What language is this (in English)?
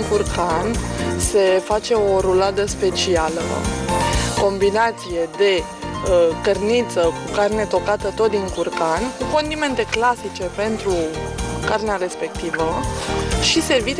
Romanian